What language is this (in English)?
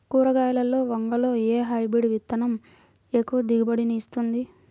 Telugu